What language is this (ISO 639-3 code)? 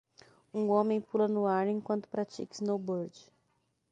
por